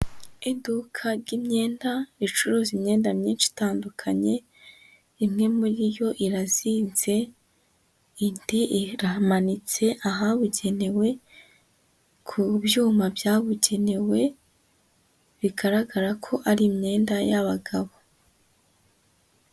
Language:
Kinyarwanda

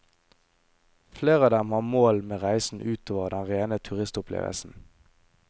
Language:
Norwegian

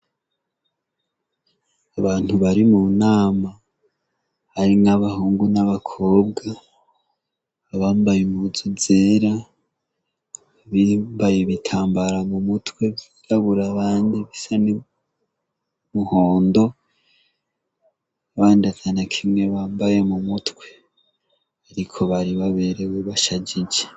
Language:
Rundi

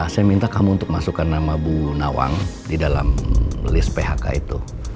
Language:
Indonesian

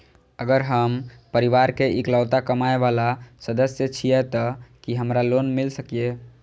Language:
Maithili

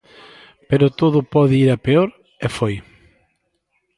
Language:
Galician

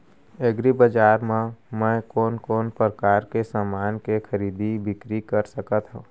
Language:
Chhattisgarhi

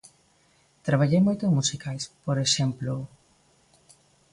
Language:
Galician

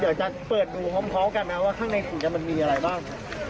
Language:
Thai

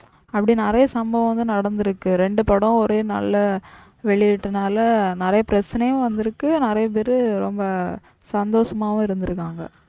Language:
Tamil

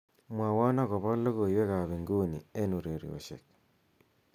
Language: Kalenjin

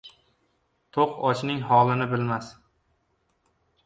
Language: Uzbek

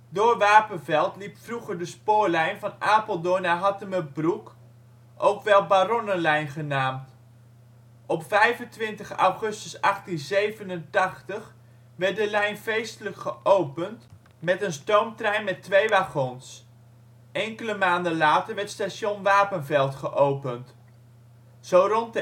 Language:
Dutch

